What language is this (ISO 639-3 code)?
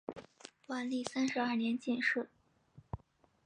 zho